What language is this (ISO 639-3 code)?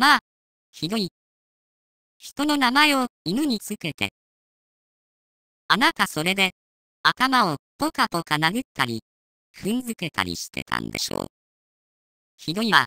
jpn